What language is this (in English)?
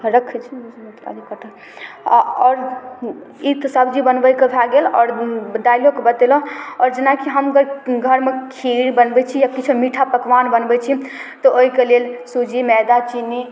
Maithili